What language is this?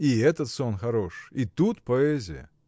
Russian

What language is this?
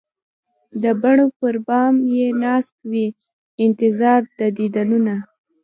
Pashto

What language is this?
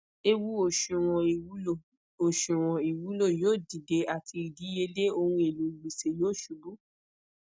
Yoruba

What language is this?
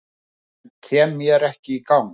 Icelandic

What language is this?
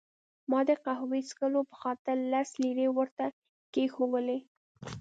Pashto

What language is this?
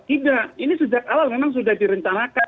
Indonesian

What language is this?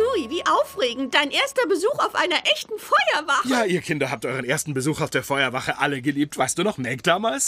German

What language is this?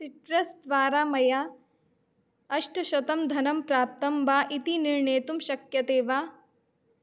Sanskrit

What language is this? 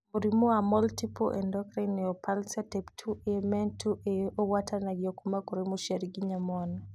Kikuyu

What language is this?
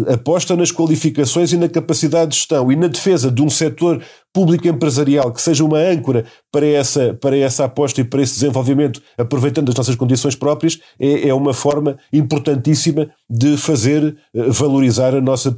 Portuguese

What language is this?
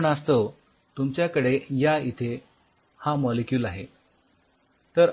Marathi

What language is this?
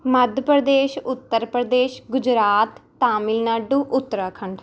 Punjabi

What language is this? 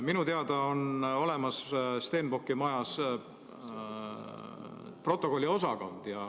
Estonian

